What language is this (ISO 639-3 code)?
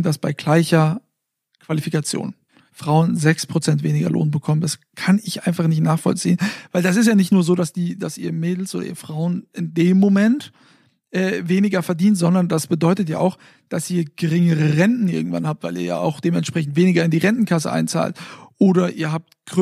deu